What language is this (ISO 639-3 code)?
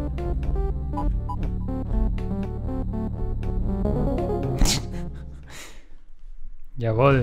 deu